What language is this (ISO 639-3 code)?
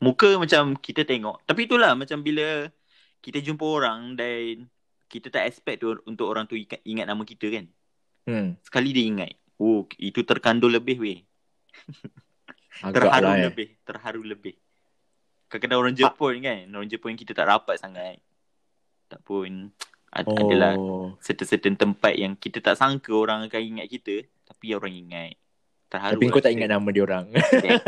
msa